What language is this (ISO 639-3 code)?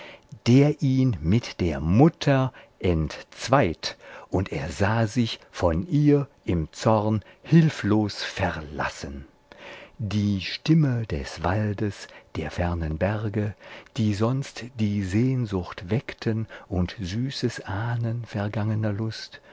deu